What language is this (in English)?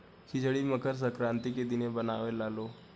Bhojpuri